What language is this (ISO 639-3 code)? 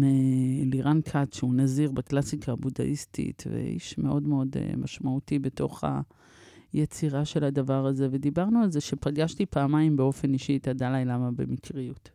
heb